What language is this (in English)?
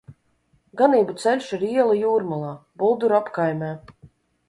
Latvian